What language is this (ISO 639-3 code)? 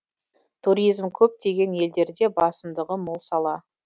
kaz